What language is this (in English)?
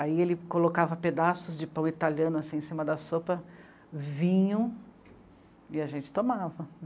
Portuguese